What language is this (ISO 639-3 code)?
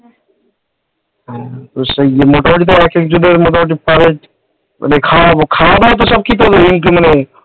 ben